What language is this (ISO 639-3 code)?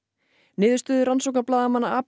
isl